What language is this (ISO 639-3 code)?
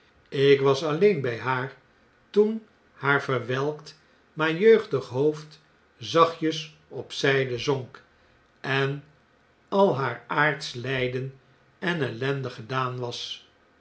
nld